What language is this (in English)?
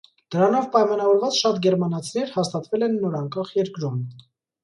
Armenian